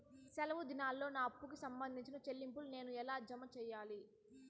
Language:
Telugu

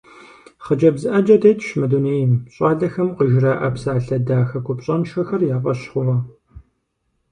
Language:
Kabardian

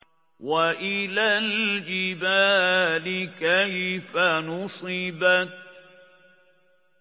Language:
Arabic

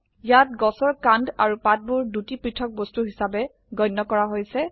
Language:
Assamese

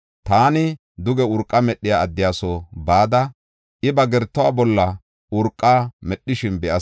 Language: Gofa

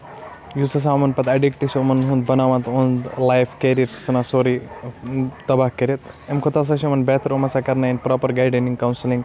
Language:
Kashmiri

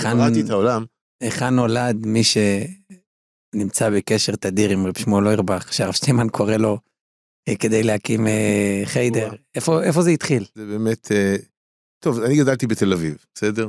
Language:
Hebrew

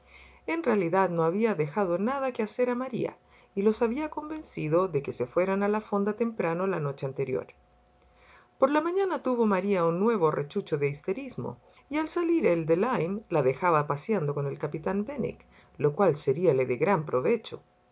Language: Spanish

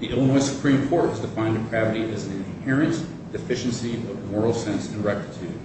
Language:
English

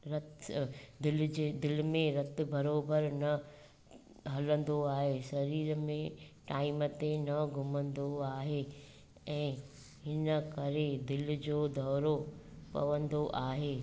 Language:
Sindhi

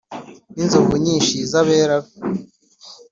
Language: Kinyarwanda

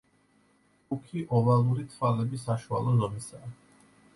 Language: Georgian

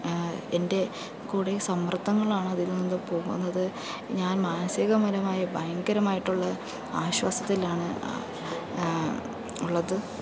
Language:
Malayalam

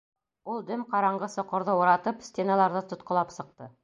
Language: Bashkir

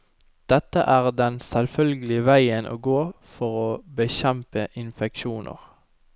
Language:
Norwegian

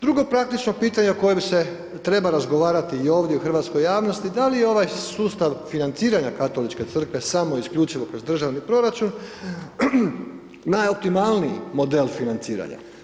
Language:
Croatian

